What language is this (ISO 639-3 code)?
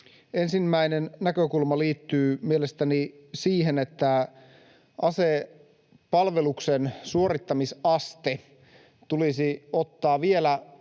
fin